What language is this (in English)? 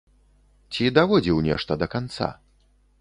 Belarusian